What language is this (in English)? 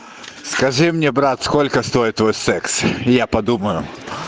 Russian